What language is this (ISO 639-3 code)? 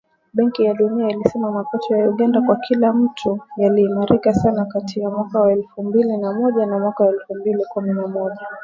swa